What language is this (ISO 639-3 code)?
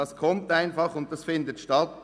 gsw